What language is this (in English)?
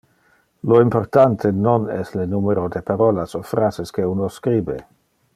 Interlingua